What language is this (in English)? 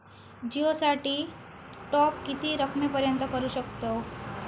Marathi